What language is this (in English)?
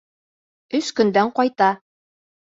Bashkir